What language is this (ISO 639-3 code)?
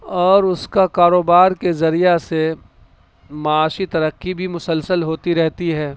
urd